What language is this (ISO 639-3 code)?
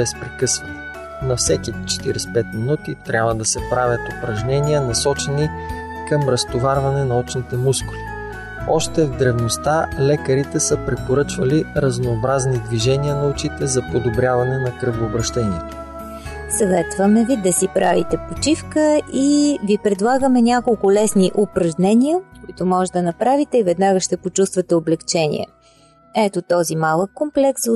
bul